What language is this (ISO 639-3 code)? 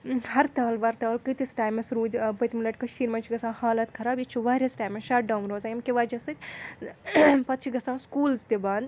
kas